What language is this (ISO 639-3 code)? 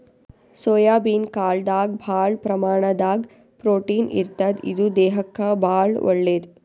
kan